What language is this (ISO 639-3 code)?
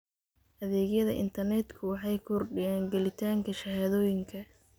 som